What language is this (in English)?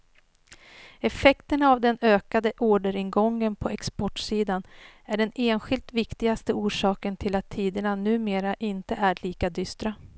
Swedish